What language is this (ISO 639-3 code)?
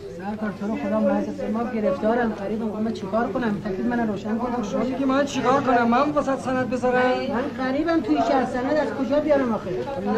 fas